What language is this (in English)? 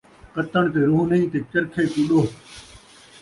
Saraiki